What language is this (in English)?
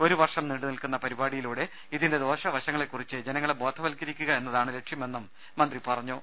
Malayalam